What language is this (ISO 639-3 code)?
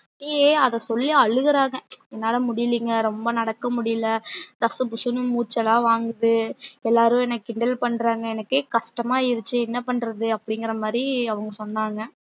tam